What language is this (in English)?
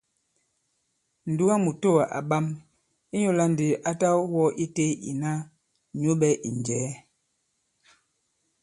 Bankon